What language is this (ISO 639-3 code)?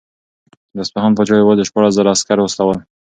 pus